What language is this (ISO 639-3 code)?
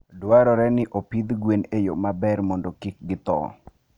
luo